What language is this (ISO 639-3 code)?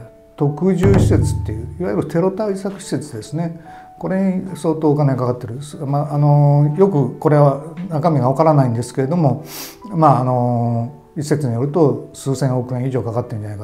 jpn